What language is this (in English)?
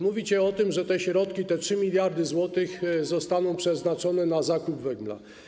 Polish